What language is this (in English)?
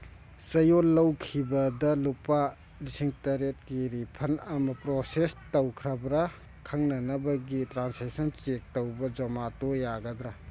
Manipuri